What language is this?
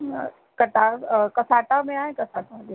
Sindhi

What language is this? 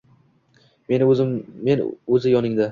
Uzbek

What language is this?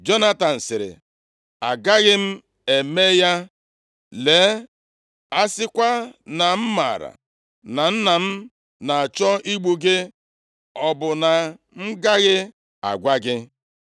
Igbo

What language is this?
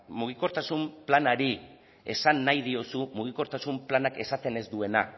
Basque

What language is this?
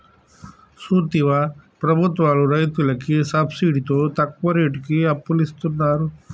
Telugu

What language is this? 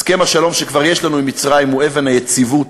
Hebrew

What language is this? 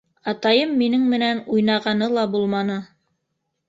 Bashkir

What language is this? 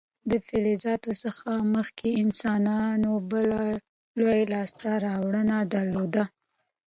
Pashto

